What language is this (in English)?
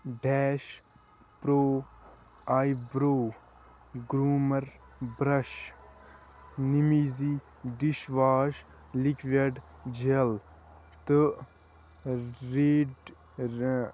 Kashmiri